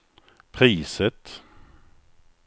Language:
Swedish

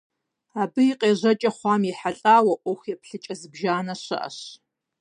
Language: Kabardian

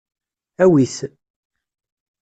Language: Kabyle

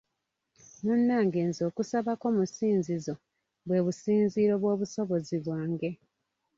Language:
Ganda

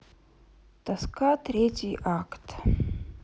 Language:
Russian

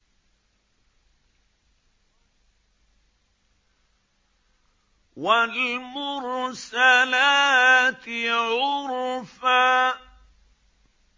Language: Arabic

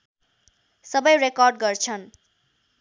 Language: Nepali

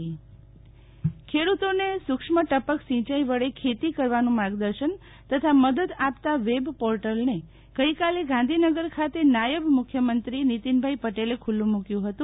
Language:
Gujarati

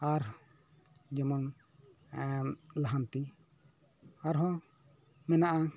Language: Santali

